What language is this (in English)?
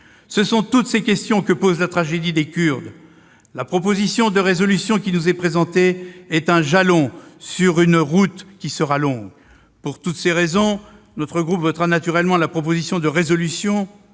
French